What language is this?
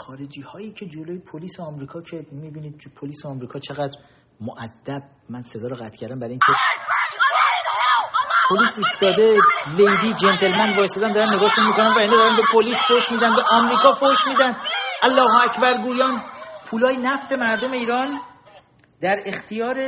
Persian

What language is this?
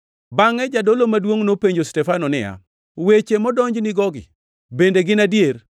Luo (Kenya and Tanzania)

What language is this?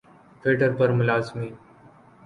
Urdu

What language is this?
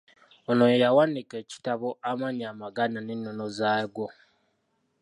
Ganda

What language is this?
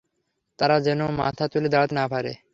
Bangla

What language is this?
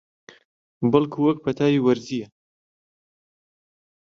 Central Kurdish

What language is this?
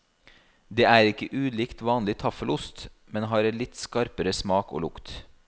Norwegian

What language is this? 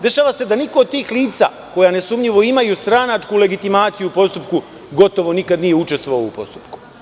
Serbian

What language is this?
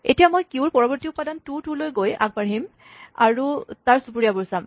Assamese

